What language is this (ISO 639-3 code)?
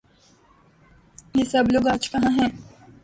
urd